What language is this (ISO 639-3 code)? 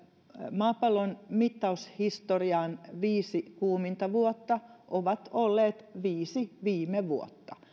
fin